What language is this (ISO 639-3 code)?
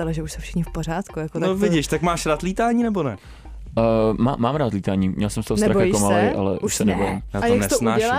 ces